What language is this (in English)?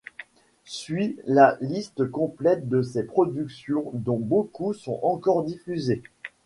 French